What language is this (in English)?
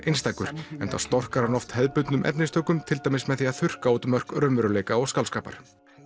Icelandic